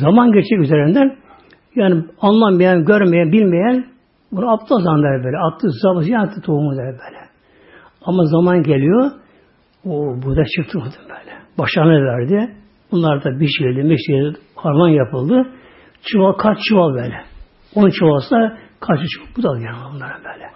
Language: Turkish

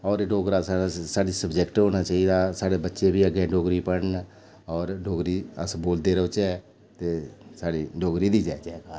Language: Dogri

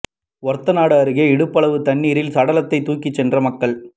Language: Tamil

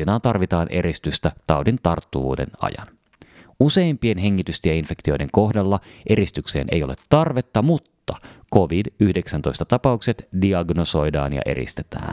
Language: Finnish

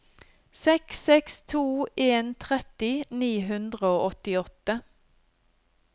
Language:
Norwegian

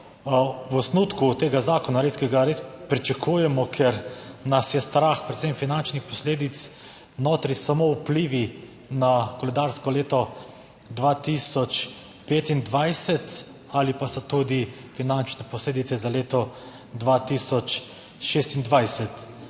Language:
Slovenian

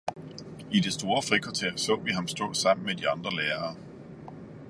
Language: Danish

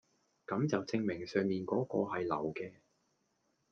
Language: Cantonese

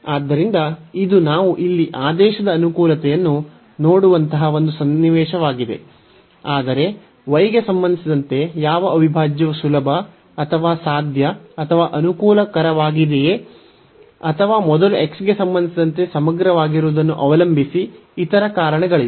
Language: Kannada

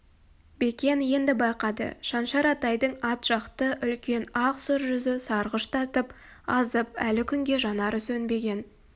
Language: Kazakh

